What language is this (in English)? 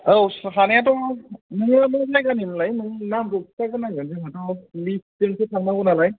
Bodo